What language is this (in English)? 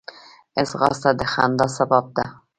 Pashto